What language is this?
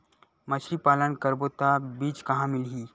Chhattisgarhi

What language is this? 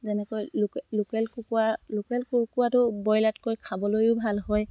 Assamese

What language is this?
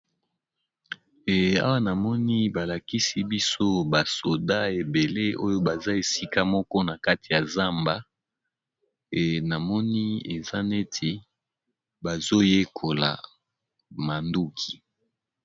Lingala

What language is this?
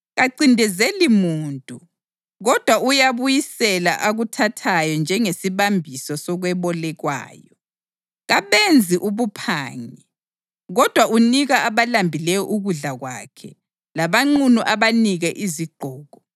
North Ndebele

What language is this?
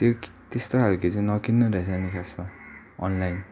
Nepali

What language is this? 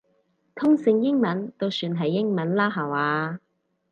Cantonese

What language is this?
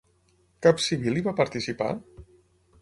Catalan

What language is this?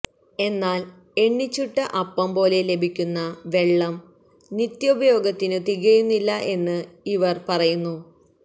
Malayalam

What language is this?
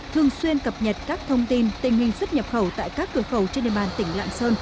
Vietnamese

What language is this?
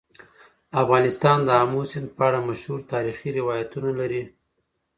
Pashto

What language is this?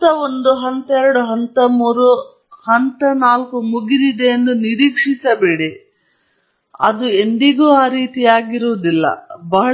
Kannada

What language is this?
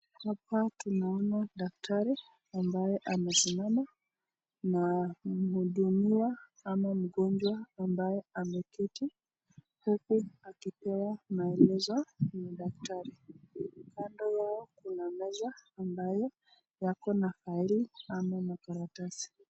Swahili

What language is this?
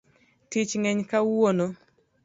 Luo (Kenya and Tanzania)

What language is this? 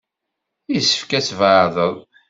Kabyle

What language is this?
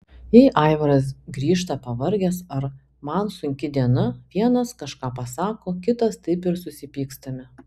Lithuanian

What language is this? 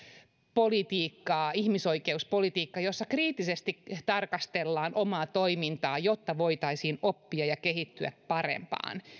Finnish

